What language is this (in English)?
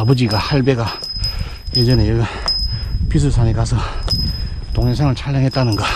Korean